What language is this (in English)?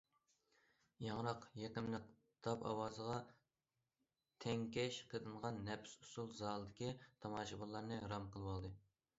Uyghur